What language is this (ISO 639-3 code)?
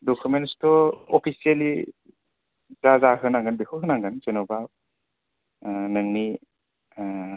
brx